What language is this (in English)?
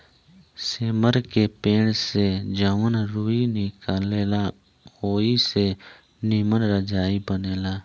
Bhojpuri